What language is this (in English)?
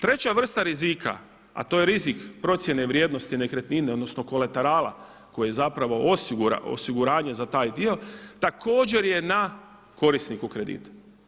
Croatian